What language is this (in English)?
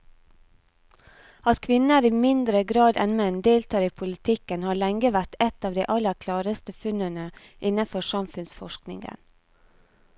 Norwegian